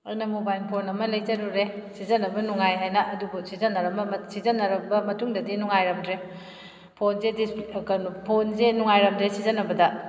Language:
Manipuri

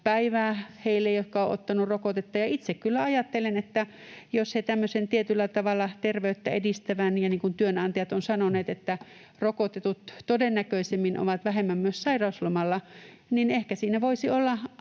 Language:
Finnish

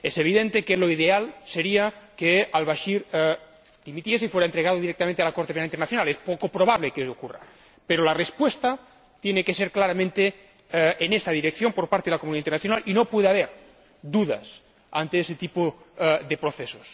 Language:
Spanish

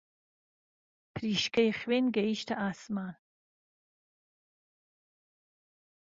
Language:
Central Kurdish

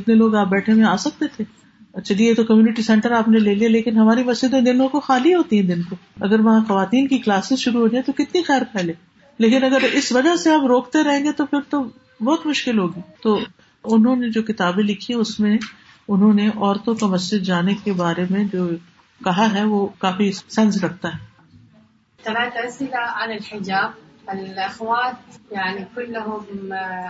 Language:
Urdu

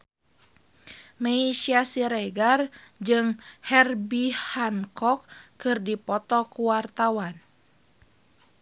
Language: Sundanese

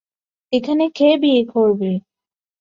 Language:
Bangla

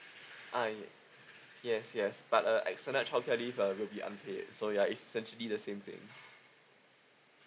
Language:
English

